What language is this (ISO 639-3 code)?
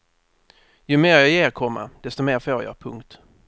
swe